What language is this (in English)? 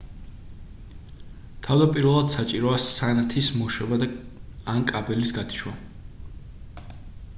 Georgian